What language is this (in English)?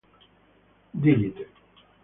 Italian